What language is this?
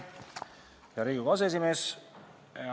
Estonian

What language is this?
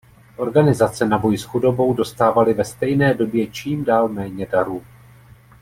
Czech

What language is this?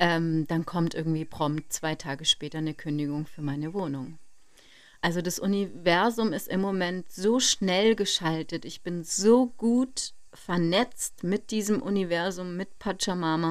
German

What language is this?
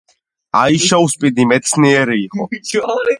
Georgian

